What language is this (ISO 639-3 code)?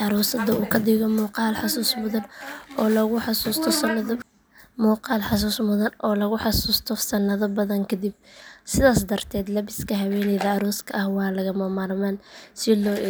som